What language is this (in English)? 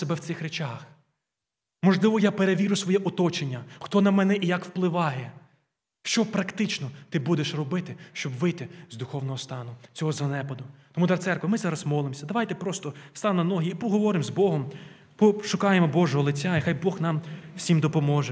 Ukrainian